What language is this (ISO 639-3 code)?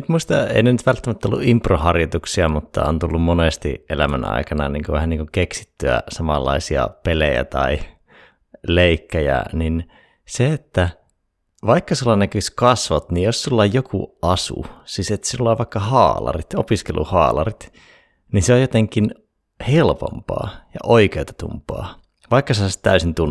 fin